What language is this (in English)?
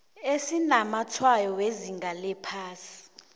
South Ndebele